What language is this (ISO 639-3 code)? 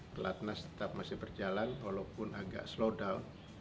ind